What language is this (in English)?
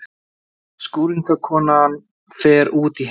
Icelandic